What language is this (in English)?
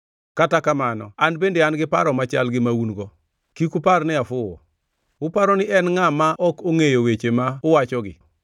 Luo (Kenya and Tanzania)